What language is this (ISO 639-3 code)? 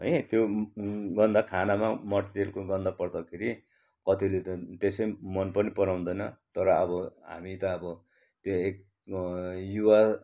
nep